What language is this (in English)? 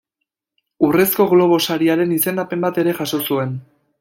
Basque